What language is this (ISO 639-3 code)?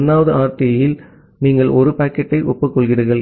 tam